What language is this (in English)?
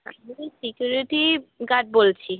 Bangla